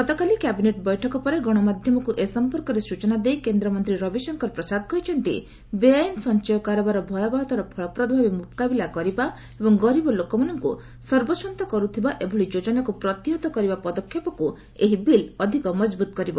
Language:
Odia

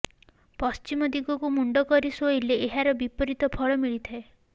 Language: Odia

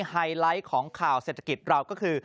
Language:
Thai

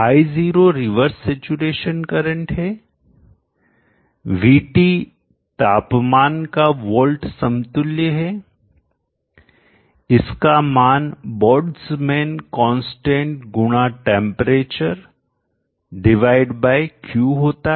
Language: Hindi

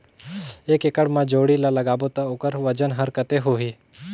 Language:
Chhattisgarhi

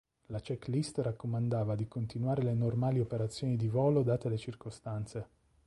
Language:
Italian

